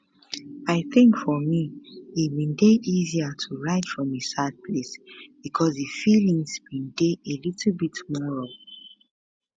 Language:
Nigerian Pidgin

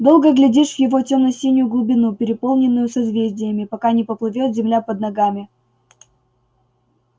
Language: Russian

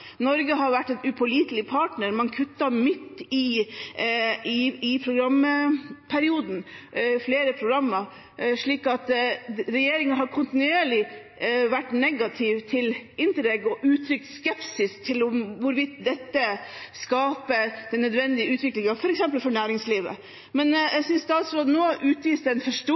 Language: Norwegian Bokmål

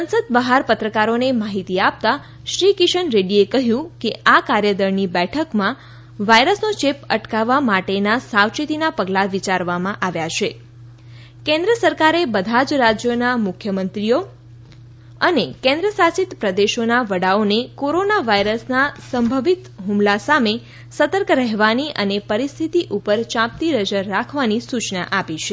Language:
Gujarati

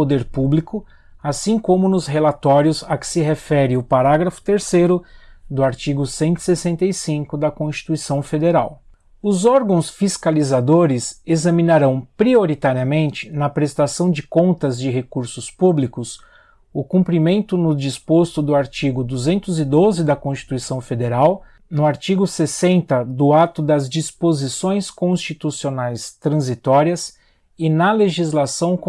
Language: Portuguese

